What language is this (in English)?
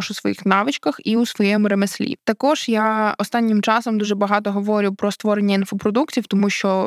Ukrainian